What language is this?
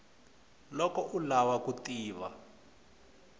Tsonga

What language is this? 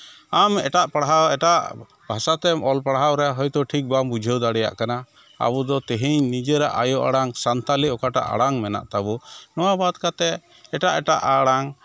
Santali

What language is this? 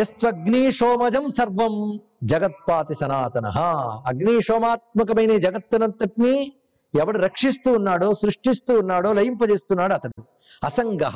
Telugu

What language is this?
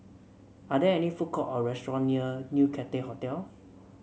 English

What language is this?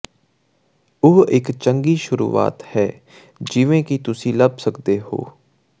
Punjabi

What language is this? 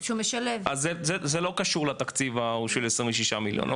Hebrew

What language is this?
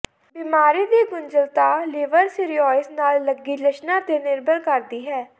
Punjabi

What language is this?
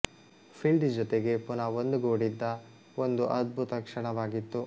Kannada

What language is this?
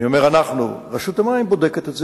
Hebrew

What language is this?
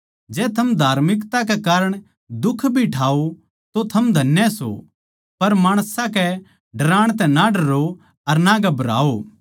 Haryanvi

